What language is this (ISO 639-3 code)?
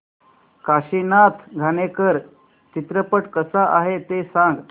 mar